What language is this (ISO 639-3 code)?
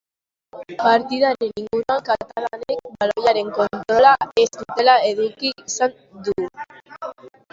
eus